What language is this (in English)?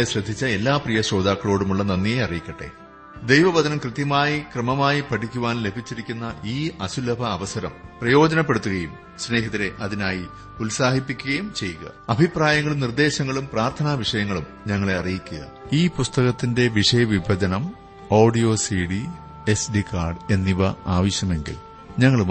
Malayalam